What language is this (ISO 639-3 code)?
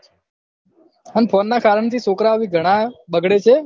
guj